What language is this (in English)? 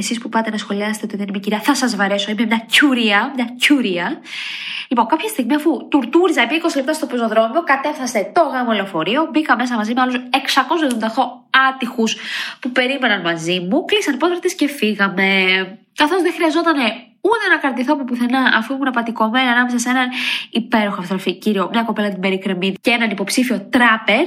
Greek